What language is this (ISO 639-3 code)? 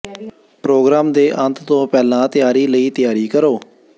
pan